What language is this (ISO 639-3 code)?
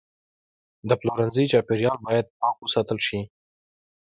pus